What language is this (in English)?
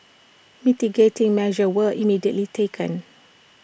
English